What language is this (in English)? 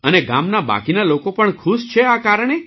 Gujarati